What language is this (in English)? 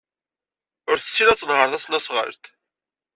Kabyle